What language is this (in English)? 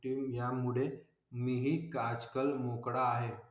Marathi